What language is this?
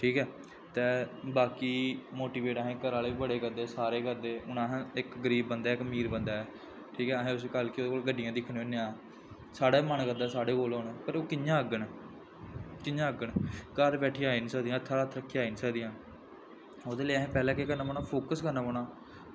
Dogri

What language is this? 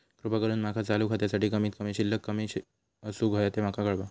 Marathi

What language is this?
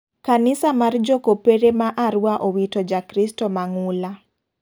Luo (Kenya and Tanzania)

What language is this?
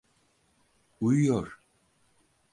Turkish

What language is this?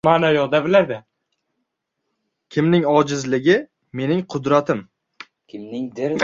Uzbek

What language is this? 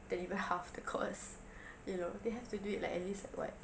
English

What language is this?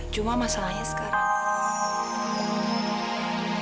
Indonesian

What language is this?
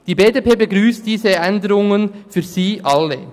Swiss German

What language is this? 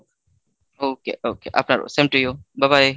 Bangla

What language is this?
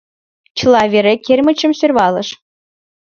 Mari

